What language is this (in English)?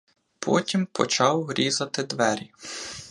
Ukrainian